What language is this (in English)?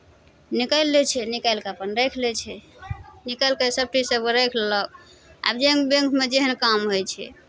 Maithili